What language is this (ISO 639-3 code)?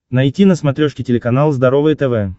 rus